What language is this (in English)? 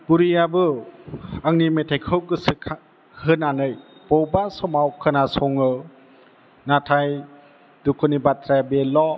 Bodo